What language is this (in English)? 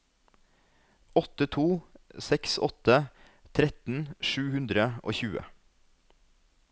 Norwegian